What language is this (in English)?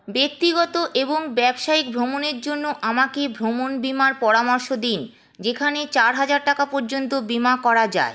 Bangla